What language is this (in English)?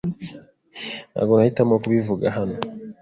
Kinyarwanda